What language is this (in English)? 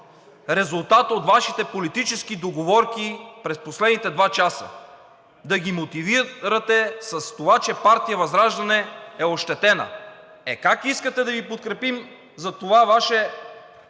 Bulgarian